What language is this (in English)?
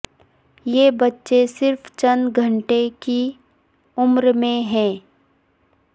Urdu